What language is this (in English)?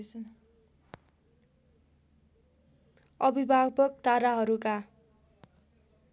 Nepali